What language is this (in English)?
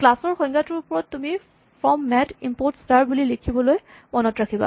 Assamese